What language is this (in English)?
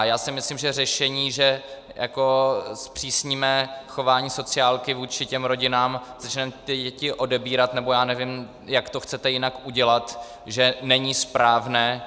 Czech